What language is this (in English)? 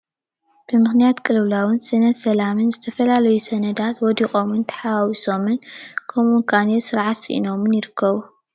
Tigrinya